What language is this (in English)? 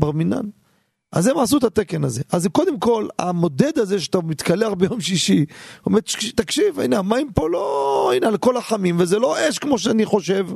Hebrew